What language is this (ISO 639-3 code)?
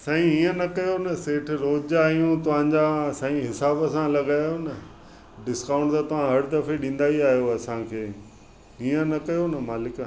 snd